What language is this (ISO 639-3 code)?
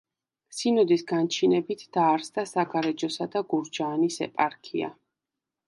kat